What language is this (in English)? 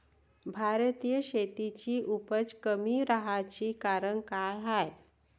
Marathi